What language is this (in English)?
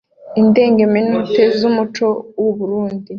Kinyarwanda